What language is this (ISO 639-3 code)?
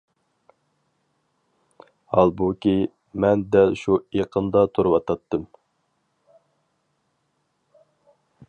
uig